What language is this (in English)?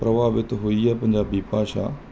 Punjabi